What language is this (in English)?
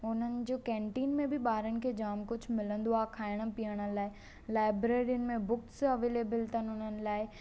Sindhi